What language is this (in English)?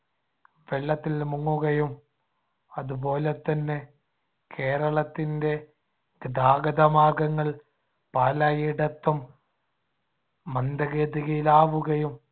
Malayalam